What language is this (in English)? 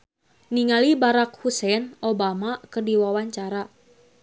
Sundanese